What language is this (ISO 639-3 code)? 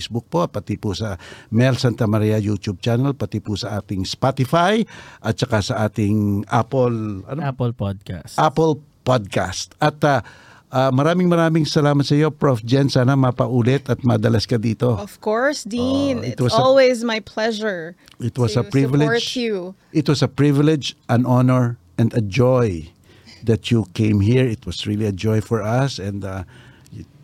fil